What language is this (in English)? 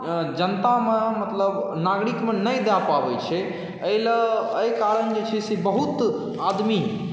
Maithili